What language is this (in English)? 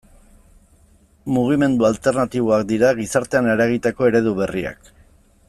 Basque